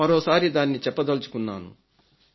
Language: Telugu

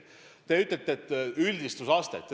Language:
Estonian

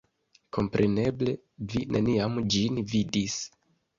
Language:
Esperanto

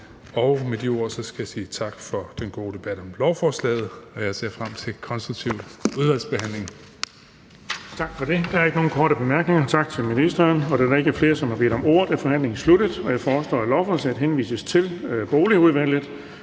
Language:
Danish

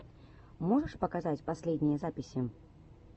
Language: Russian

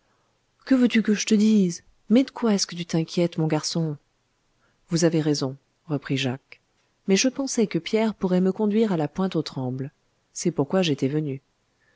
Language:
French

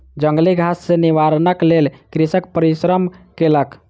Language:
Maithili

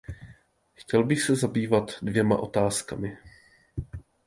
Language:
Czech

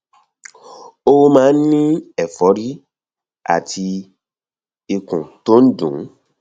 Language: Yoruba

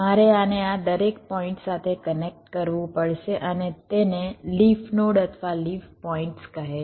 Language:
Gujarati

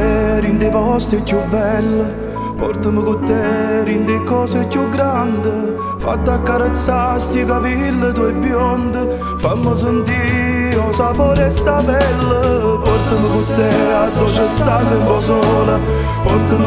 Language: Italian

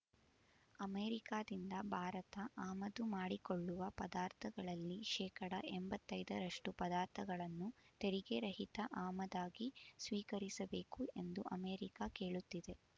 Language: Kannada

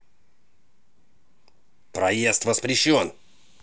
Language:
Russian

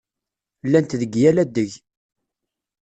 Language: Kabyle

